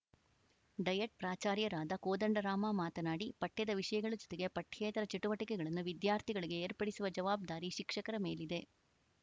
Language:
Kannada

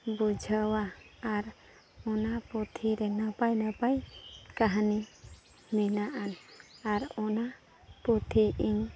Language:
Santali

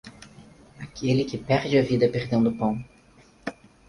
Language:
Portuguese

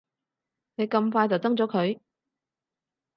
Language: Cantonese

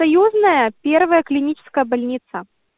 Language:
Russian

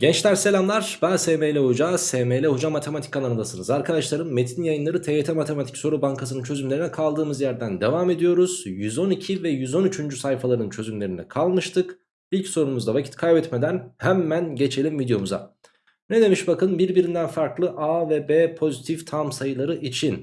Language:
Turkish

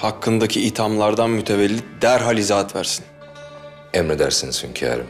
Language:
Turkish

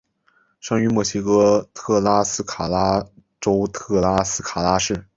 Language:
Chinese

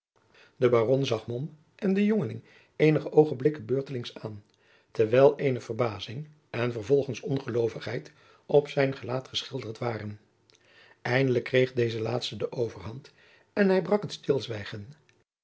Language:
Dutch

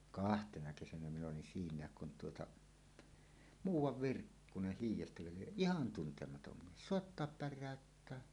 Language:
Finnish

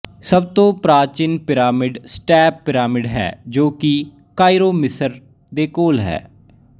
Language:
Punjabi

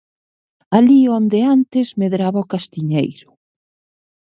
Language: Galician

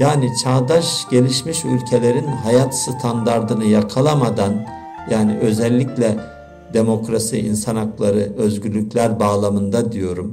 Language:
Turkish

